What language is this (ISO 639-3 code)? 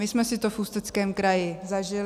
ces